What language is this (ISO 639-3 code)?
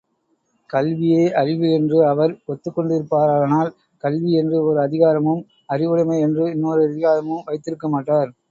tam